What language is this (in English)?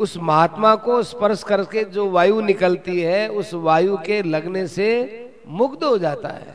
Hindi